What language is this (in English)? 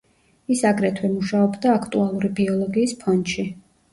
Georgian